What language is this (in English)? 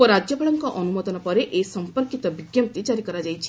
Odia